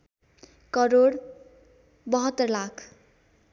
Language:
Nepali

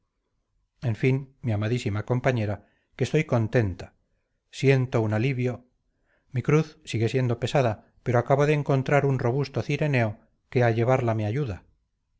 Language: Spanish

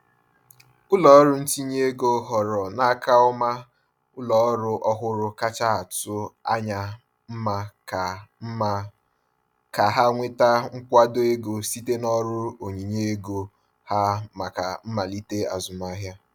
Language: Igbo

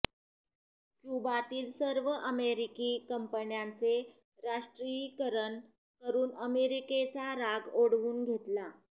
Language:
Marathi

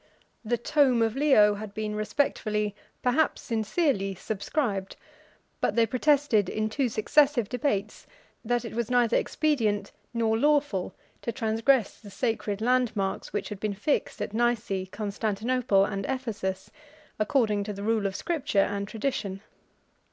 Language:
English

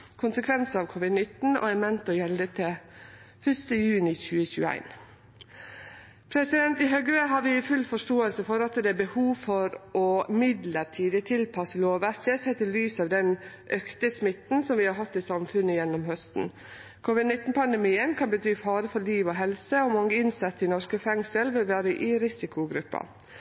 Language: Norwegian Nynorsk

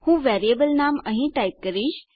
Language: Gujarati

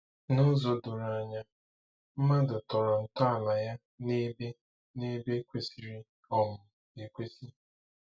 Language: Igbo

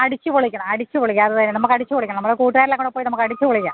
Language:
Malayalam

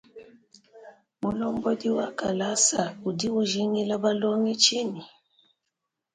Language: Luba-Lulua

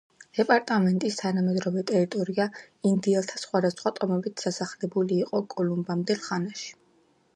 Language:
Georgian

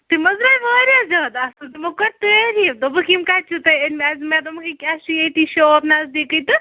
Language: Kashmiri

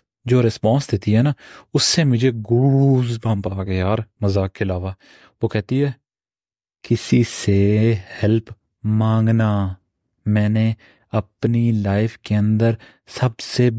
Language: Urdu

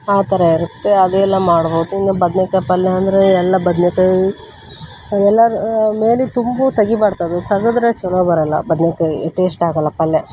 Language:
Kannada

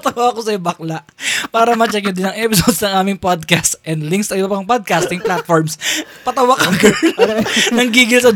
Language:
Filipino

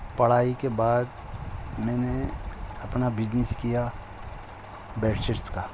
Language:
Urdu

